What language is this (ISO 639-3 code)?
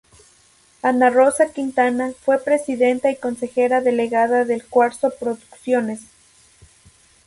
spa